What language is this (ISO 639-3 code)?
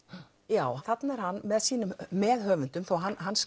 isl